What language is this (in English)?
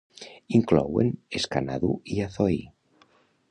Catalan